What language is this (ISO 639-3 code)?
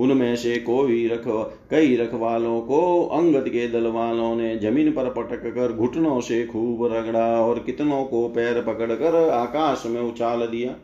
hin